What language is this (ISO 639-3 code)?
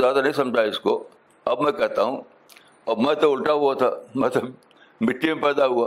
urd